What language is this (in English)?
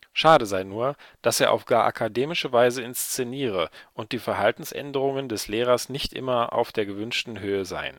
German